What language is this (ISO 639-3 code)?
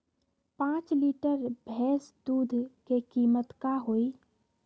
mag